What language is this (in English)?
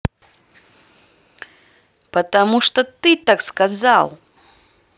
Russian